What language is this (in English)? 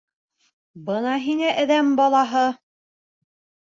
Bashkir